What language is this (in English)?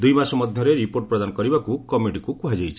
Odia